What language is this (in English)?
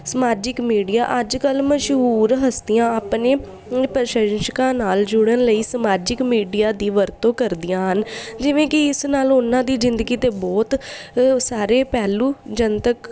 Punjabi